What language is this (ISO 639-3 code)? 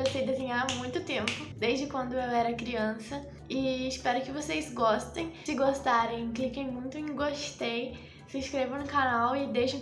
por